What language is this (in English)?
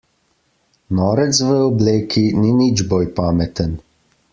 Slovenian